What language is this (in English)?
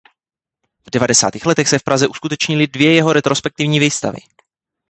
Czech